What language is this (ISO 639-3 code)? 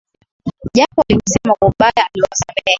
swa